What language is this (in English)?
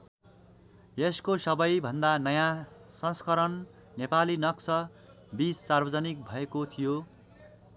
Nepali